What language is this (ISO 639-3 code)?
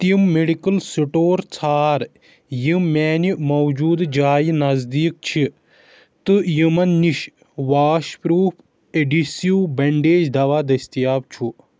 kas